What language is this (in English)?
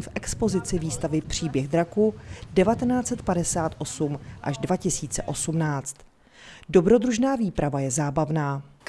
Czech